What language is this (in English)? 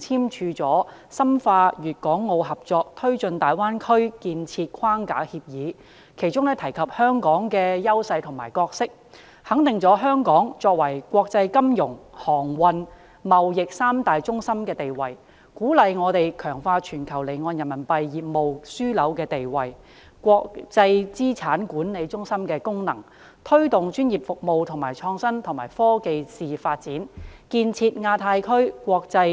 Cantonese